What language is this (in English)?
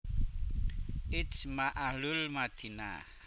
Javanese